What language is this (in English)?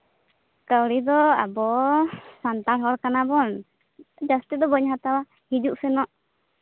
Santali